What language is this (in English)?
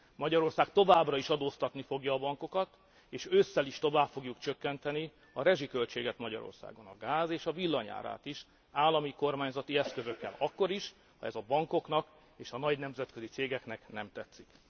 Hungarian